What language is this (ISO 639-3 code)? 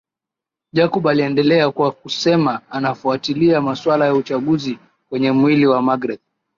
swa